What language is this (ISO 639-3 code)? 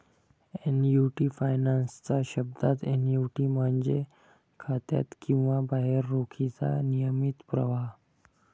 mar